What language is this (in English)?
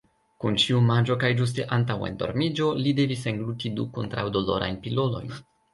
Esperanto